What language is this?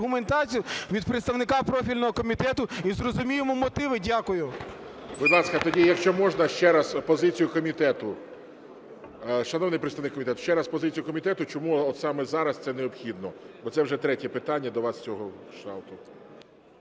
Ukrainian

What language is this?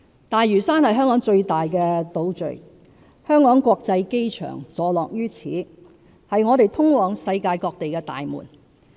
Cantonese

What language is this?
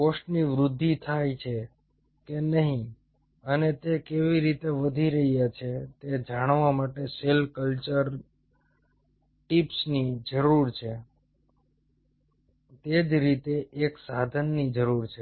Gujarati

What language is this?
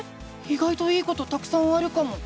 Japanese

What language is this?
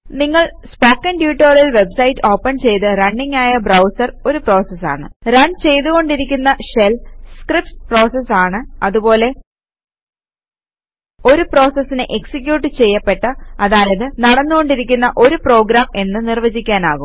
Malayalam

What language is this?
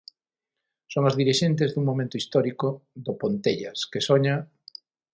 Galician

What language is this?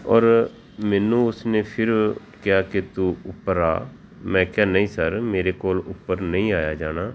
Punjabi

